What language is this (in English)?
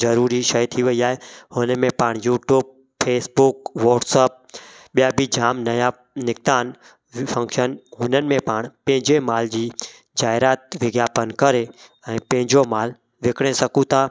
Sindhi